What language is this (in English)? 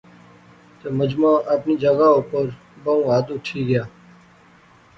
Pahari-Potwari